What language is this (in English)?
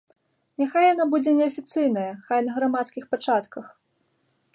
Belarusian